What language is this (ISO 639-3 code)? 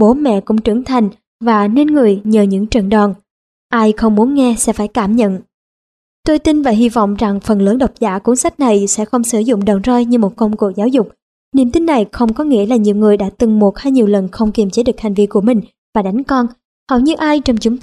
vie